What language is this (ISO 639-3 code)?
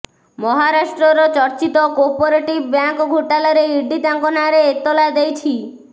ori